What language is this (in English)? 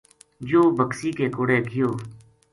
Gujari